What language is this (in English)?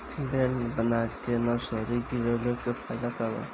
Bhojpuri